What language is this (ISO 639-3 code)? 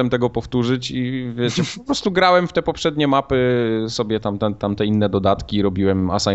pol